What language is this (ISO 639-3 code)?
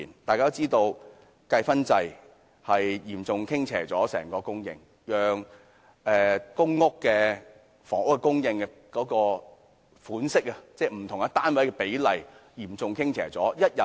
yue